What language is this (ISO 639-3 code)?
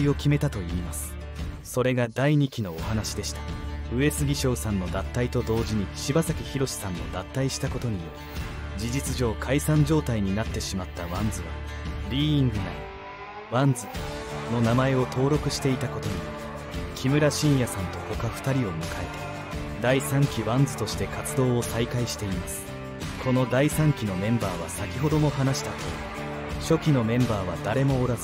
jpn